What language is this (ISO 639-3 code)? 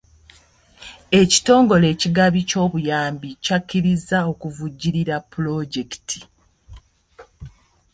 lug